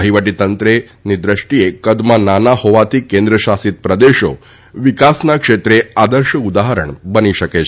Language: Gujarati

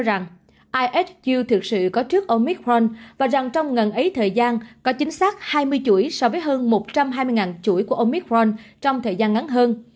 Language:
Vietnamese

